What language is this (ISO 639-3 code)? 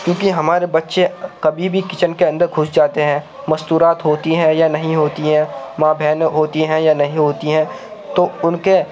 urd